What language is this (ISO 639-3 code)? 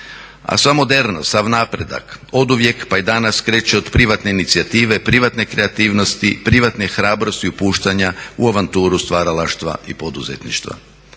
hrv